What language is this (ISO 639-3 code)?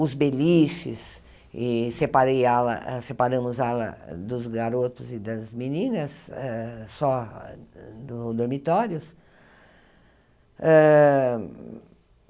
por